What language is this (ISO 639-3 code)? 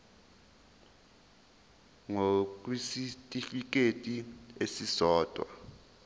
zul